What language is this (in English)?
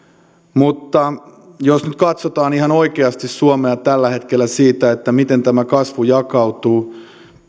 Finnish